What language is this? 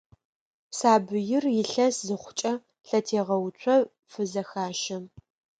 Adyghe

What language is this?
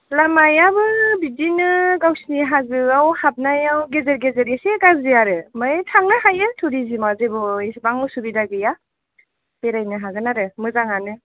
Bodo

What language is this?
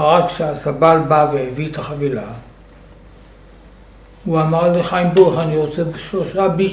Hebrew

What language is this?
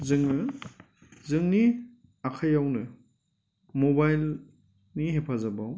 Bodo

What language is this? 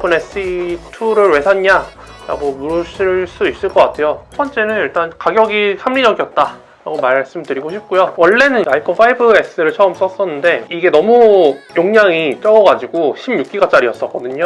Korean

